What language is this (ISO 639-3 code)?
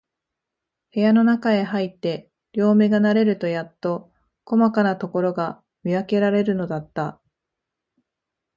jpn